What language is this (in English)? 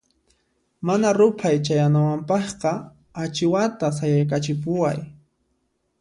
Puno Quechua